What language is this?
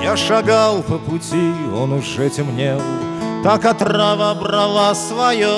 Russian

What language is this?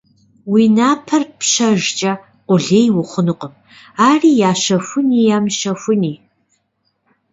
Kabardian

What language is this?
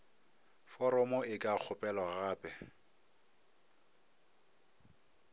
Northern Sotho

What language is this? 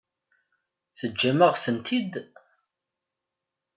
Kabyle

